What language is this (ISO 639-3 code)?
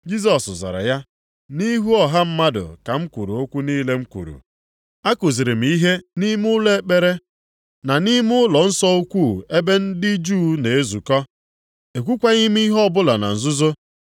ibo